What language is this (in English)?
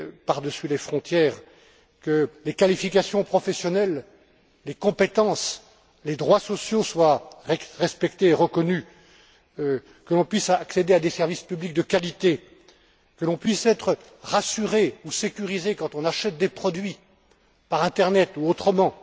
French